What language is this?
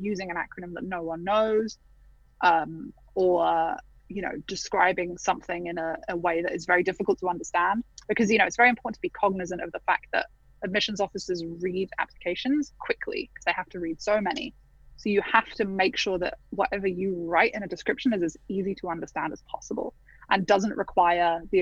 English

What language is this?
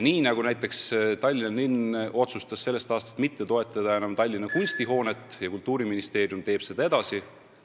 Estonian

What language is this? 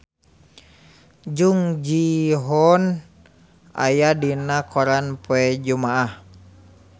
Sundanese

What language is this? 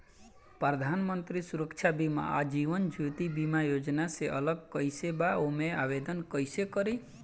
Bhojpuri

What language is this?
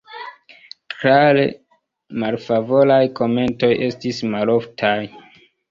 Esperanto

